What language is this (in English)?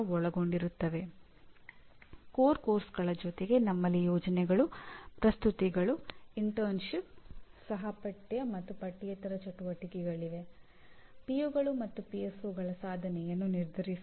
Kannada